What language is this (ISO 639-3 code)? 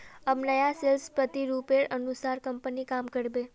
mag